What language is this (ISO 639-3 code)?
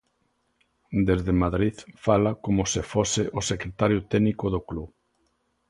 glg